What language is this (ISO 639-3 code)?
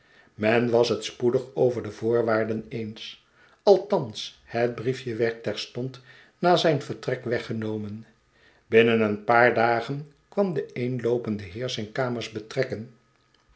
nld